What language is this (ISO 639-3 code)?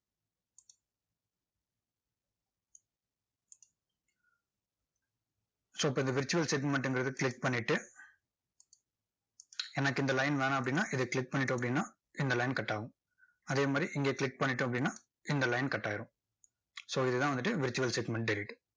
tam